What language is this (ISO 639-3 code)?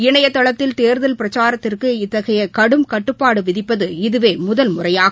tam